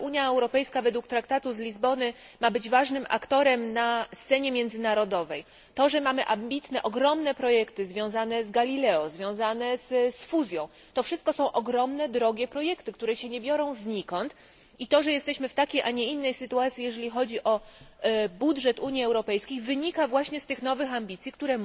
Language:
Polish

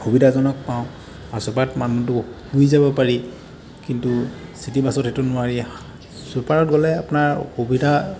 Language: Assamese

